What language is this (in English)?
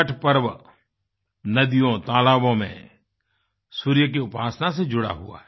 Hindi